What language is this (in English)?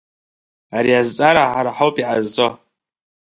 Abkhazian